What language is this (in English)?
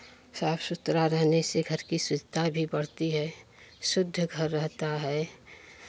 Hindi